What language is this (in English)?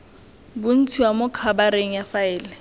Tswana